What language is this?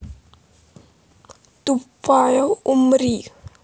Russian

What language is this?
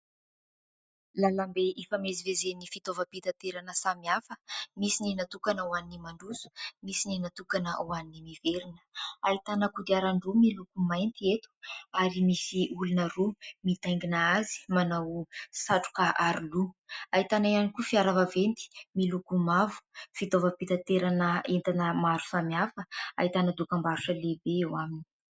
Malagasy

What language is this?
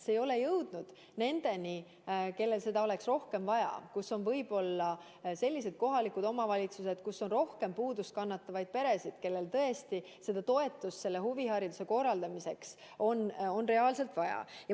Estonian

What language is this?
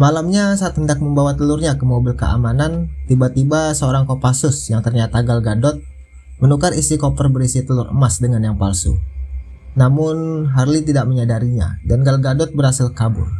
Indonesian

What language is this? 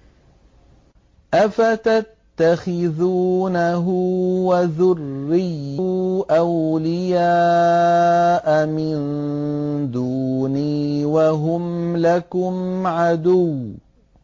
Arabic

